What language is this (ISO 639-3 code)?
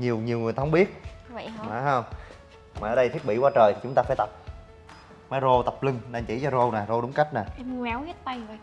vie